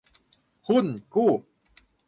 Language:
Thai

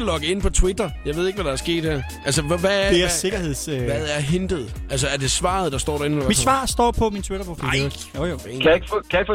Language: Danish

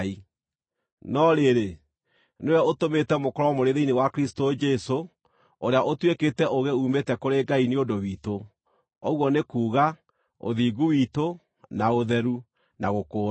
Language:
Kikuyu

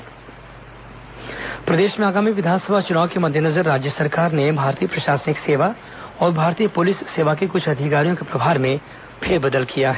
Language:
Hindi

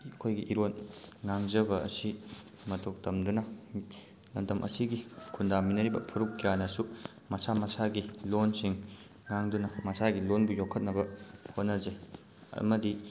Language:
Manipuri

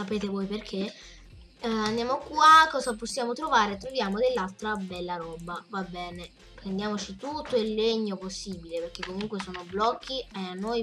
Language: Italian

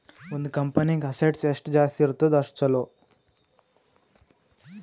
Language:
Kannada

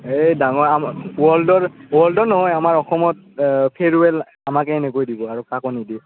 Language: Assamese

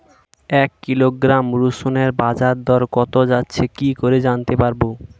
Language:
Bangla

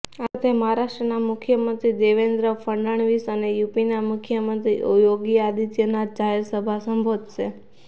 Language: Gujarati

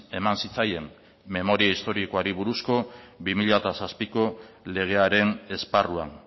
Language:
Basque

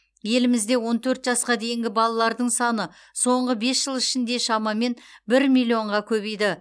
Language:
Kazakh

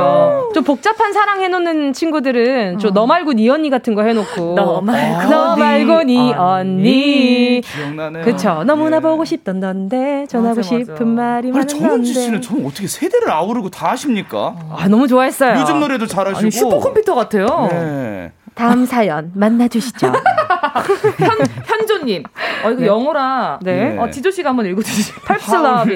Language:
Korean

